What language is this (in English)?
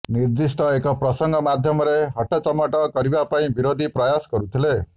Odia